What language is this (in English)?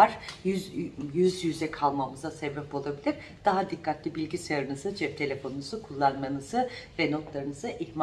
Turkish